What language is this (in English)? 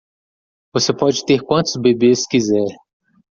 Portuguese